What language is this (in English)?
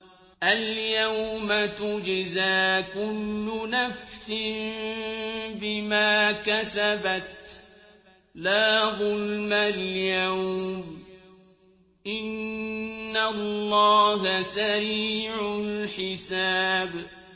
Arabic